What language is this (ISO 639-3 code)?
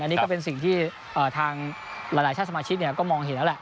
tha